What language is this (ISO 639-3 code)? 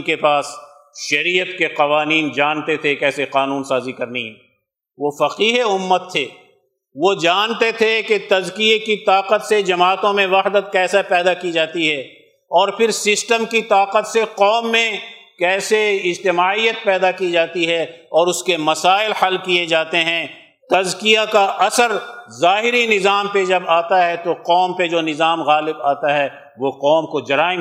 urd